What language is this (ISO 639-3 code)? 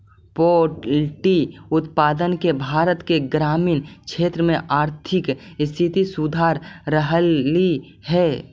mag